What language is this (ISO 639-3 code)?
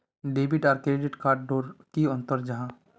mag